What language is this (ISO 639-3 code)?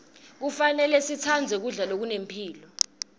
ssw